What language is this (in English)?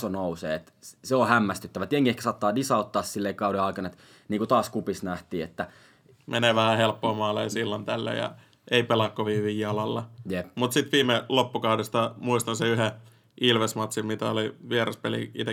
Finnish